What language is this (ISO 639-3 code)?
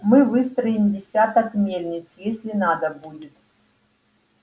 rus